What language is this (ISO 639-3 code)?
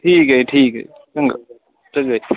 pan